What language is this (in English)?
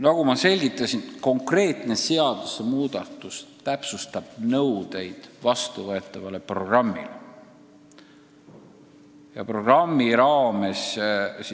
Estonian